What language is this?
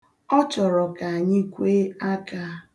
Igbo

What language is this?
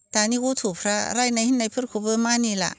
Bodo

